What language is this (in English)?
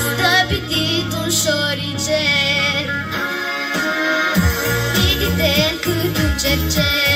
Romanian